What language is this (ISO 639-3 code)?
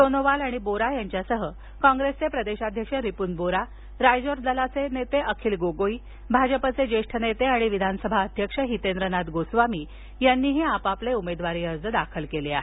mar